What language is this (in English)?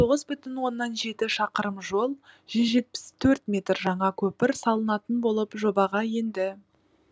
Kazakh